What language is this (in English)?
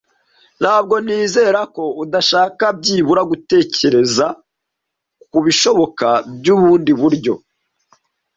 Kinyarwanda